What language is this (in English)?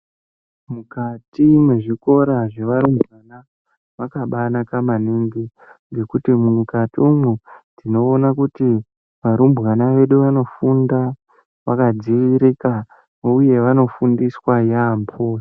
Ndau